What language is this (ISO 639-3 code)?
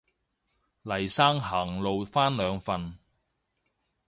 yue